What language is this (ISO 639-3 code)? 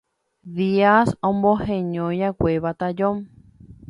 grn